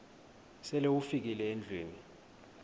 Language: Xhosa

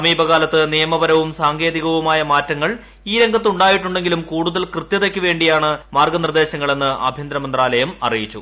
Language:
Malayalam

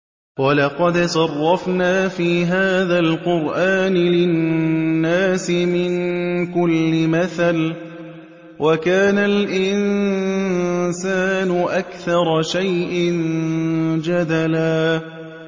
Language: Arabic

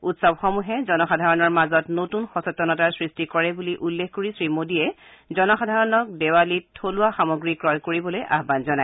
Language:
Assamese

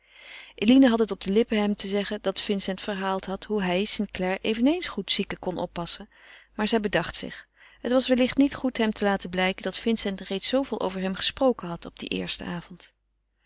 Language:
Dutch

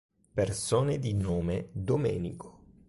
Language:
Italian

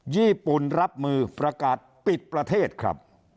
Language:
Thai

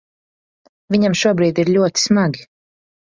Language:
Latvian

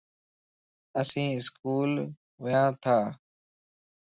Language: Lasi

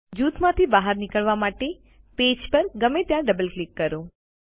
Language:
Gujarati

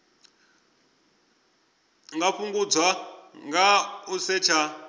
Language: Venda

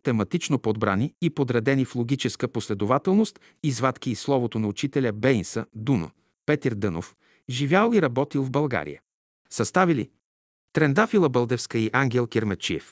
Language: Bulgarian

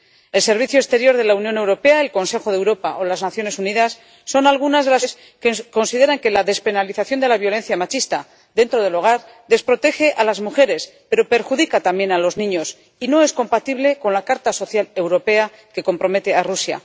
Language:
Spanish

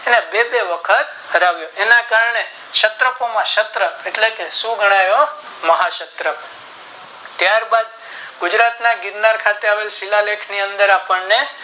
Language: Gujarati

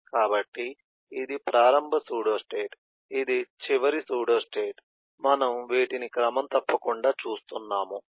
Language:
Telugu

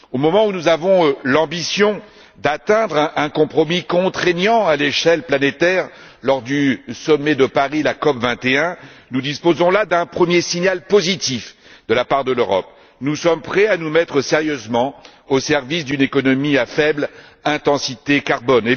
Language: French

